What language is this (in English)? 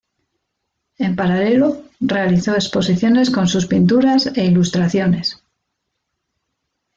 Spanish